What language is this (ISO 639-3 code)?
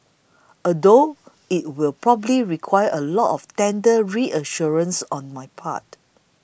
eng